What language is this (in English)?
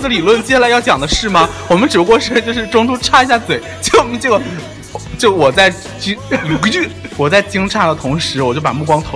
Chinese